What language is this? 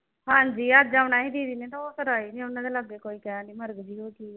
Punjabi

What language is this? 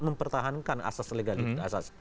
Indonesian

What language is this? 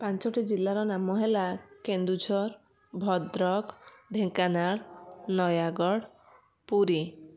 Odia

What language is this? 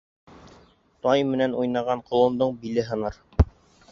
Bashkir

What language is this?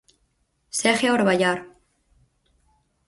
Galician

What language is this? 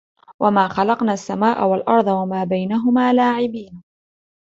Arabic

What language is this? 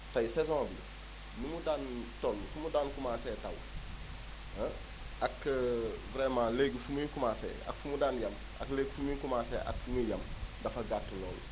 Wolof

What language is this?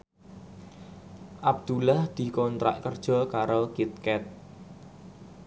Javanese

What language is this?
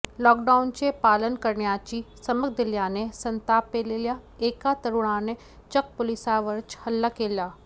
Marathi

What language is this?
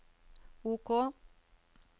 Norwegian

